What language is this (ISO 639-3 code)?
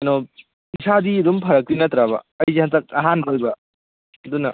mni